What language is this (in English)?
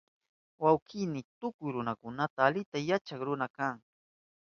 Southern Pastaza Quechua